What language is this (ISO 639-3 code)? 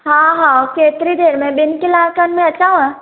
snd